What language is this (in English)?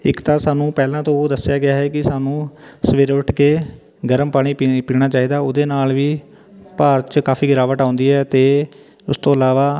Punjabi